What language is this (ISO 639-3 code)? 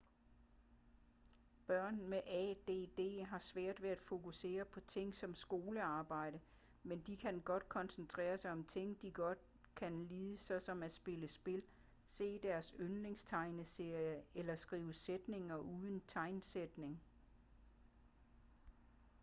dan